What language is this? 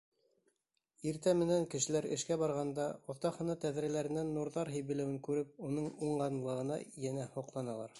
Bashkir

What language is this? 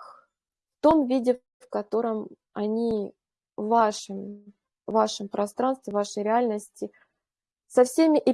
Russian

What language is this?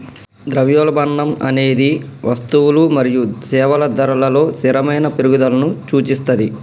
Telugu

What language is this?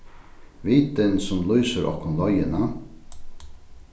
Faroese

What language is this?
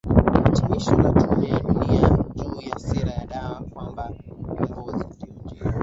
Swahili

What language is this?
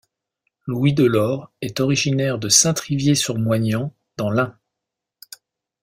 French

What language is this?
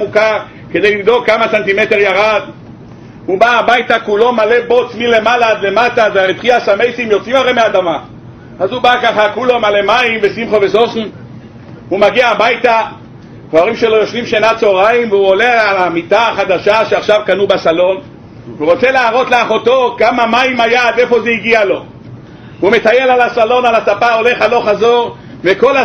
Hebrew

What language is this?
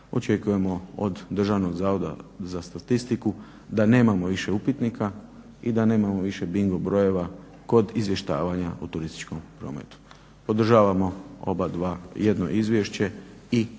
Croatian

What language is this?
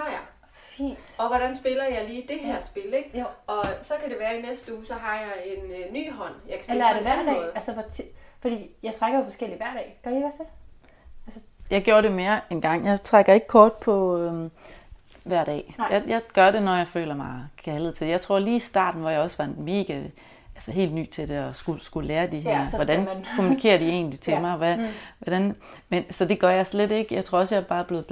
Danish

